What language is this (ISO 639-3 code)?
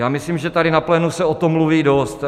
ces